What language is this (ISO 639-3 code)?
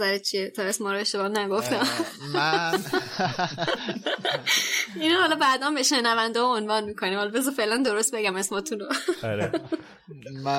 fas